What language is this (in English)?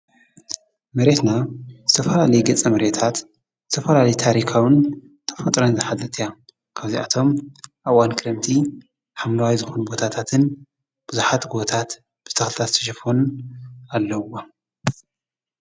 Tigrinya